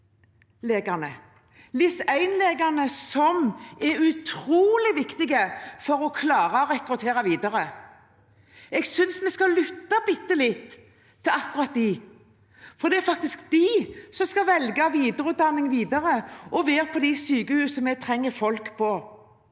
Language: Norwegian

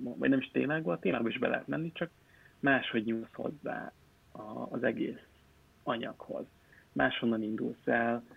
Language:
Hungarian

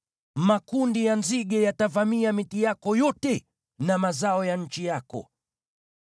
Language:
Swahili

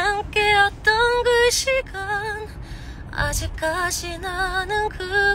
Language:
Korean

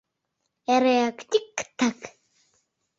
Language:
Mari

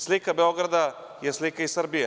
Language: Serbian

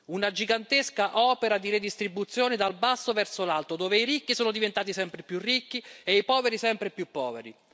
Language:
Italian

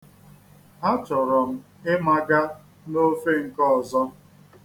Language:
Igbo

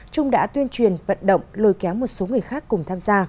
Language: Vietnamese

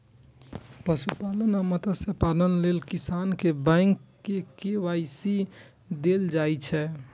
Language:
Maithili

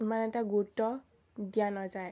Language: Assamese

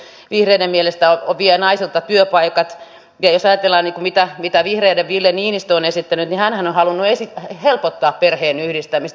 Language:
Finnish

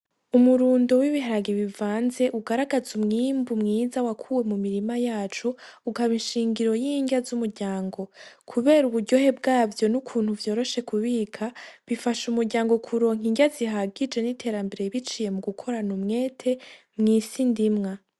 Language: Rundi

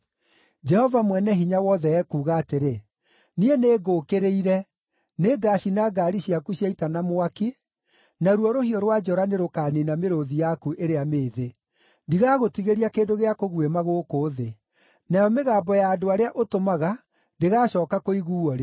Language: Kikuyu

